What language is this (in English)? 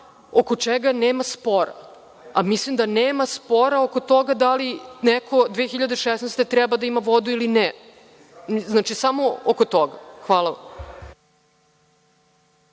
Serbian